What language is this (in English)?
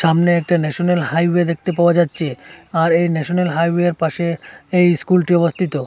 Bangla